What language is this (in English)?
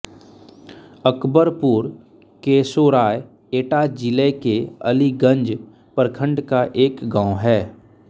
Hindi